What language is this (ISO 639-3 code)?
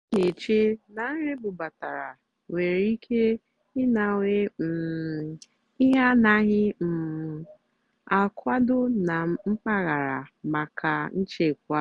ibo